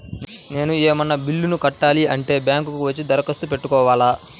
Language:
Telugu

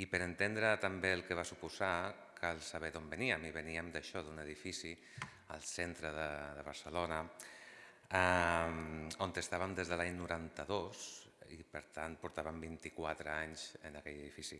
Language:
Catalan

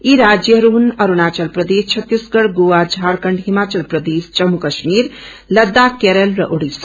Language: Nepali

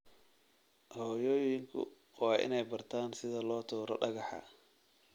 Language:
Somali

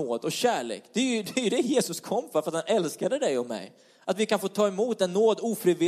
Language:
Swedish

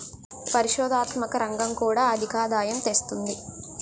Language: Telugu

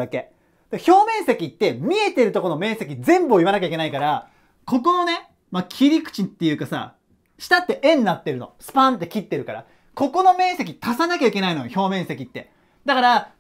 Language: Japanese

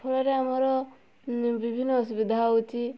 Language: Odia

